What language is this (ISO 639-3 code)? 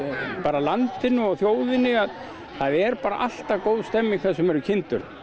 isl